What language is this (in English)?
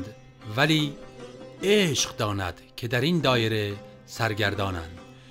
Persian